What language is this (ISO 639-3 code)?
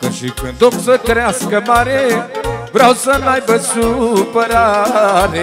ron